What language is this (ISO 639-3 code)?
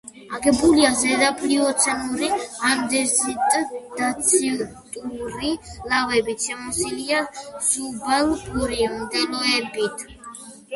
kat